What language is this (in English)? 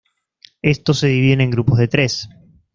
Spanish